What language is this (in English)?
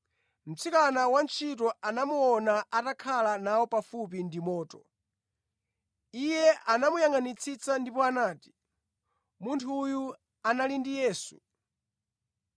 Nyanja